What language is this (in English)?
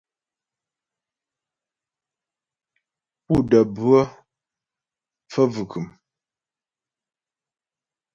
Ghomala